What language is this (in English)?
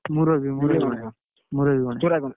Odia